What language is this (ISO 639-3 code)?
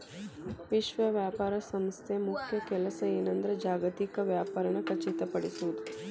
kan